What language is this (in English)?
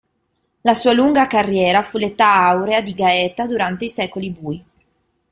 Italian